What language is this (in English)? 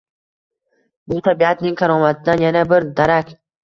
Uzbek